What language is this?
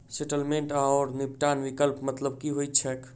Maithili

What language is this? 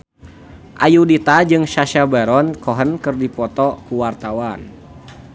Sundanese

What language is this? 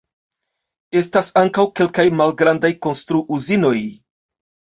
Esperanto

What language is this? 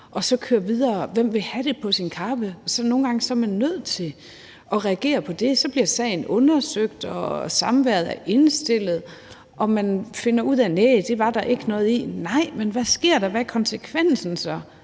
Danish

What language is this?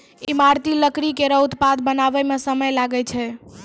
Maithili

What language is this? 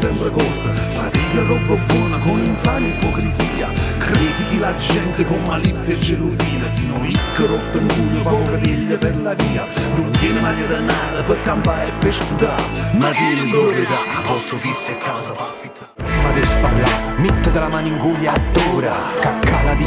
Italian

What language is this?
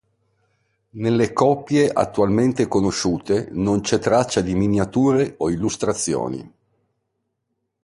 Italian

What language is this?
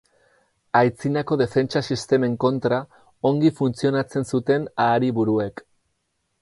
Basque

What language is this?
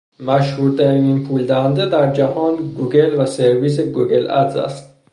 Persian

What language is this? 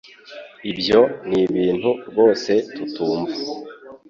Kinyarwanda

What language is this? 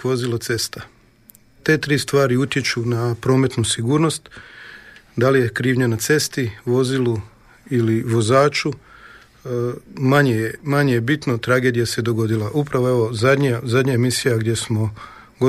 Croatian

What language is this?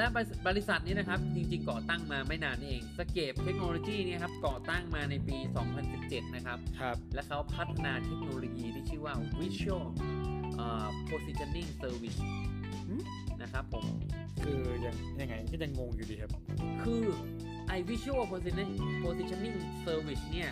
Thai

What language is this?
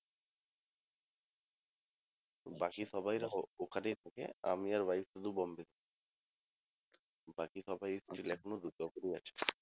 Bangla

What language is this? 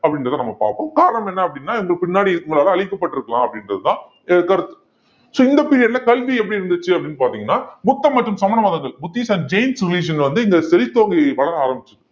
Tamil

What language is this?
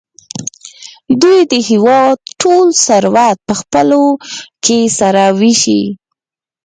Pashto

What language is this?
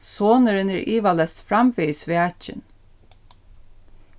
Faroese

